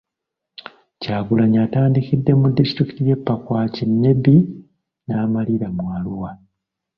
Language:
Ganda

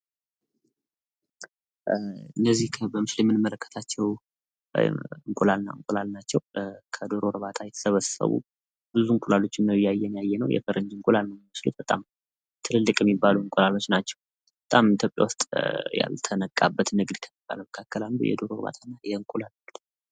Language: Amharic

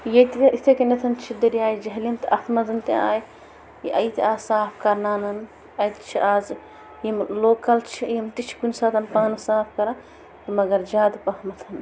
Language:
Kashmiri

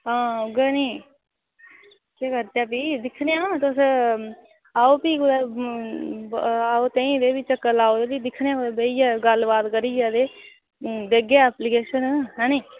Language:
Dogri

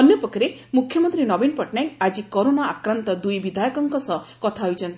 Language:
Odia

